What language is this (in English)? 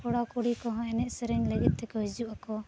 Santali